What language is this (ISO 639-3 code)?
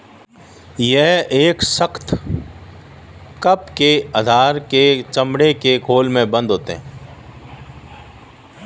hin